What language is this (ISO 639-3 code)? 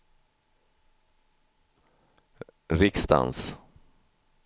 swe